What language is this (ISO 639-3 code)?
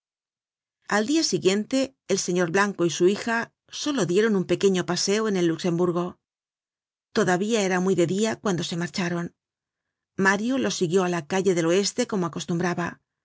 spa